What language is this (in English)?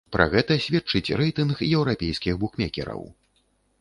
Belarusian